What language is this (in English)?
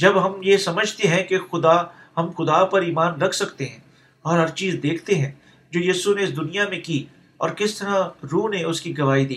Urdu